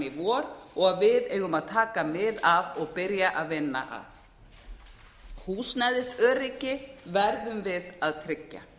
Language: Icelandic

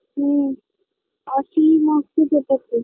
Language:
Bangla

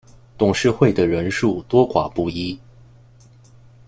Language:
Chinese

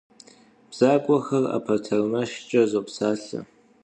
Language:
Kabardian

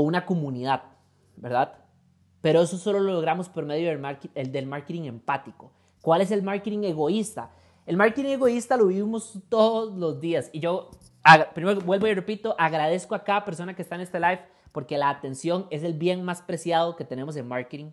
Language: Spanish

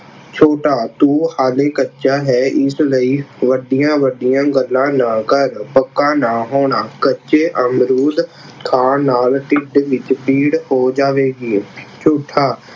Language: Punjabi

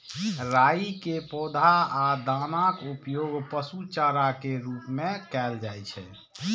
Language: Maithili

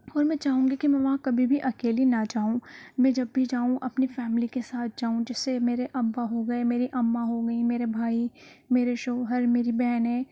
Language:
Urdu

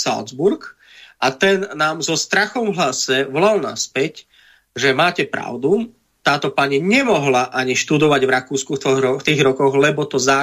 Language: Slovak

